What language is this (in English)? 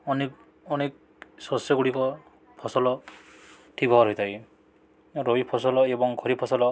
Odia